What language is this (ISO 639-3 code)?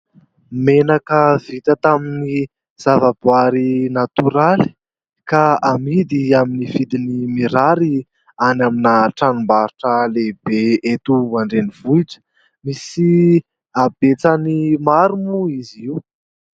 mlg